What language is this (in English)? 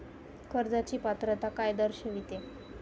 Marathi